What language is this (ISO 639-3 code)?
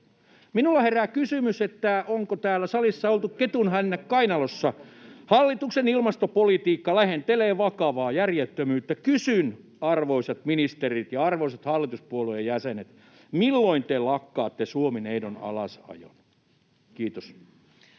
fin